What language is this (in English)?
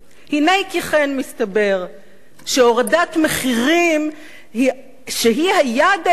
Hebrew